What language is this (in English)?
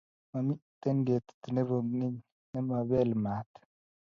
Kalenjin